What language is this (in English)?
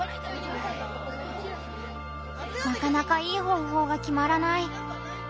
Japanese